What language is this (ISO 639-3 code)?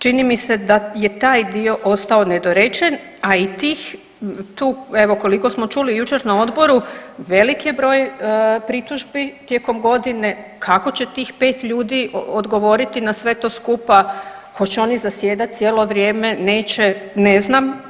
hrv